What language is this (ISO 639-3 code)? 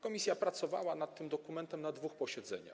pol